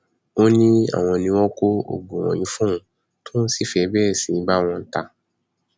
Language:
Yoruba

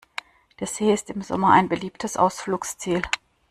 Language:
German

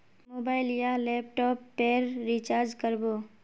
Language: Magahi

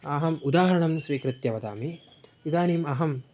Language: Sanskrit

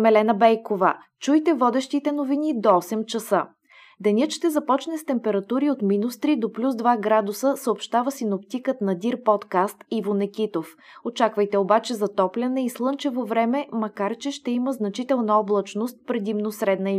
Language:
Bulgarian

